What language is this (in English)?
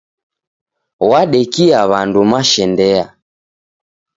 Taita